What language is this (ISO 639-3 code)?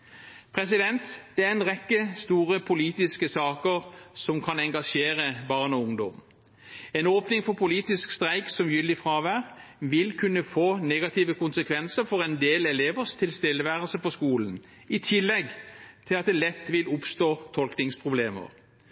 nob